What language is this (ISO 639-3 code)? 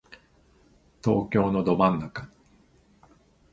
jpn